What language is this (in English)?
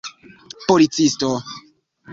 Esperanto